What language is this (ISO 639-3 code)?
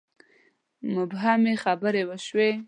pus